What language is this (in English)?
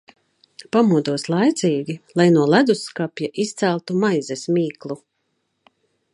Latvian